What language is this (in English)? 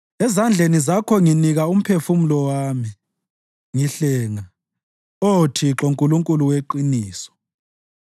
North Ndebele